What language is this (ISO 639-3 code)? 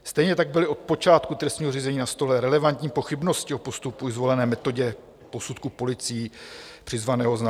ces